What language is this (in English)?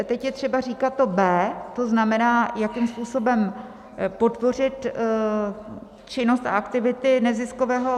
Czech